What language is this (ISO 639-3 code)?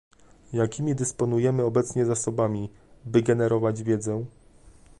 pol